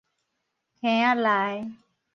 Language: Min Nan Chinese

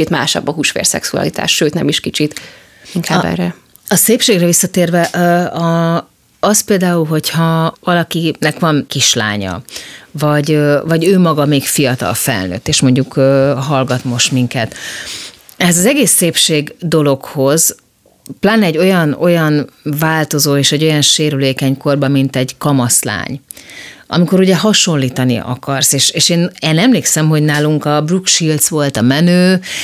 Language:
Hungarian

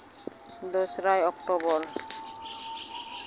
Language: Santali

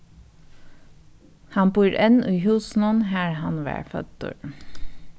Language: Faroese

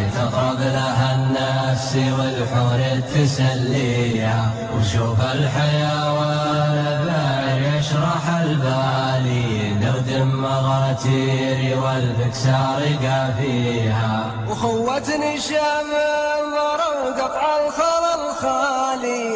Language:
Arabic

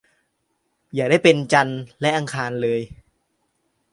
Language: Thai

